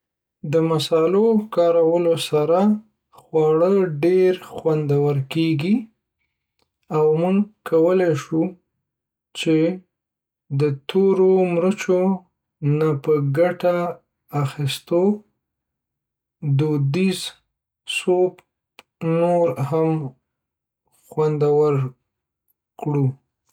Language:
Pashto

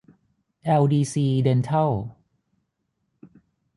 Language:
Thai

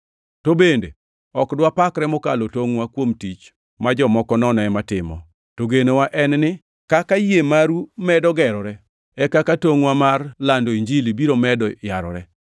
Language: Luo (Kenya and Tanzania)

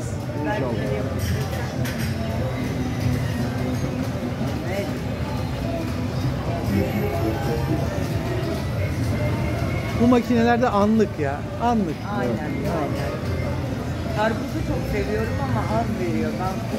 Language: Turkish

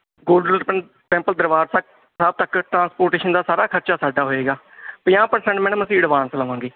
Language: Punjabi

